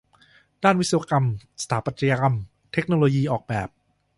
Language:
Thai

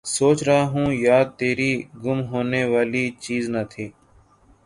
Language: Urdu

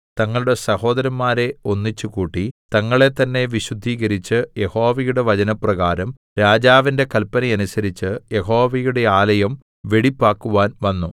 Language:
Malayalam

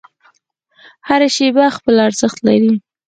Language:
Pashto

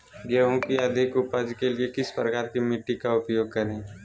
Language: Magahi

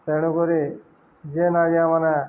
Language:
Odia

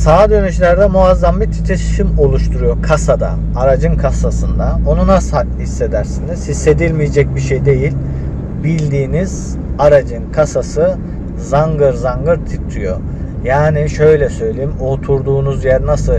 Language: Turkish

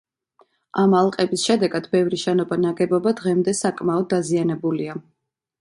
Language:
Georgian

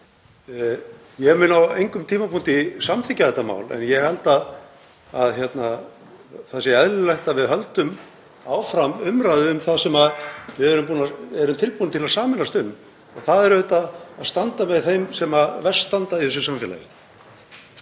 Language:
Icelandic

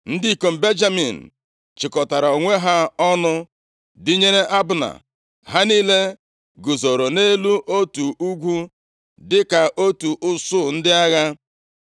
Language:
Igbo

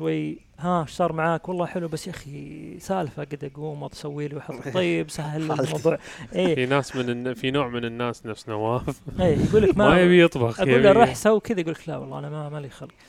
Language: Arabic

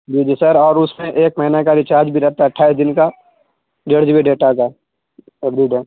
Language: Urdu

